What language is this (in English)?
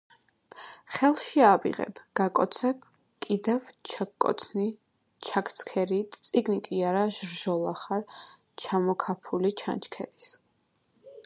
Georgian